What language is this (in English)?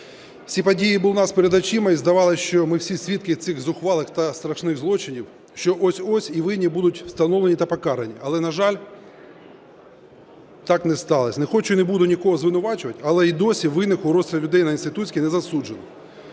Ukrainian